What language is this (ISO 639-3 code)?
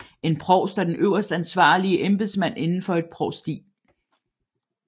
dan